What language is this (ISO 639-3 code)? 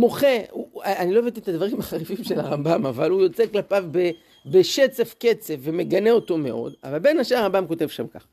heb